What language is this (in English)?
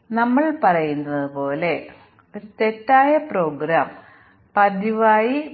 Malayalam